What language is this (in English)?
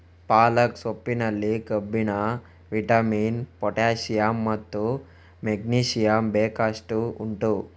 Kannada